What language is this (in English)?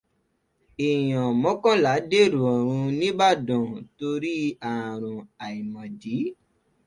Yoruba